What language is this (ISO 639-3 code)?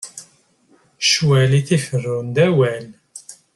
kab